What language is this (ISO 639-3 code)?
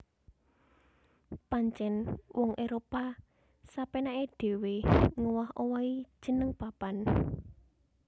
jav